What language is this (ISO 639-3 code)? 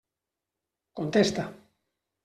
cat